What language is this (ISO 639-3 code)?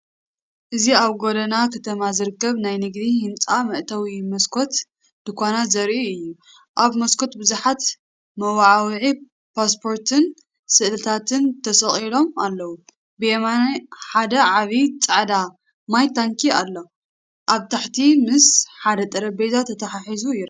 tir